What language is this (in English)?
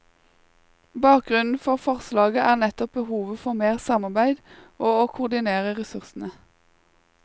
Norwegian